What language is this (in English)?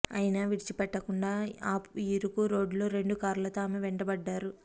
Telugu